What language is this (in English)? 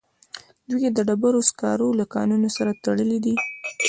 Pashto